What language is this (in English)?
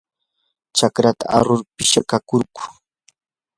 Yanahuanca Pasco Quechua